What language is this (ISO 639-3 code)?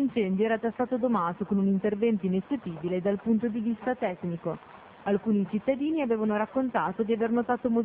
ita